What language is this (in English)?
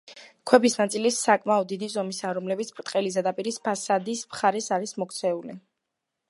Georgian